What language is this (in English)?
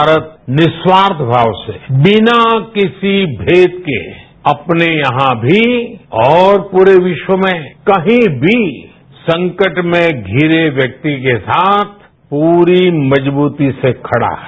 Hindi